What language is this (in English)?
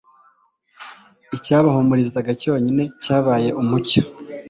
Kinyarwanda